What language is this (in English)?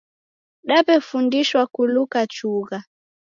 Taita